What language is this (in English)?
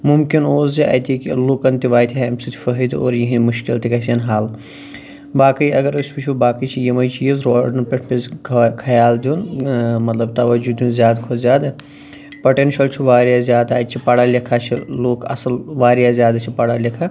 Kashmiri